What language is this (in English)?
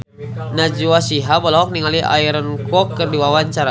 Sundanese